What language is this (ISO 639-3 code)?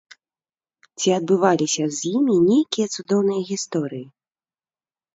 bel